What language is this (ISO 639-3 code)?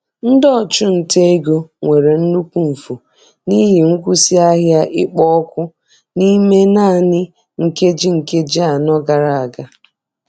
ibo